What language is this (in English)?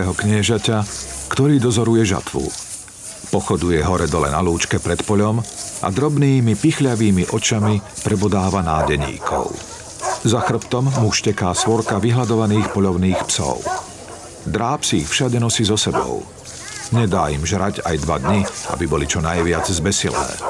Slovak